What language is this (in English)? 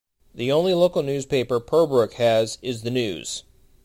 English